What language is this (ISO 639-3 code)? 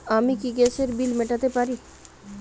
ben